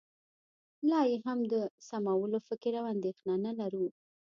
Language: Pashto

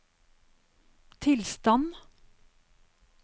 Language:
Norwegian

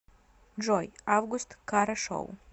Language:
Russian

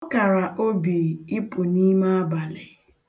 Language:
Igbo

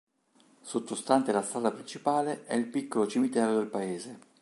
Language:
Italian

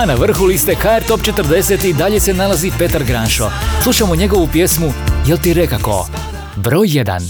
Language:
Croatian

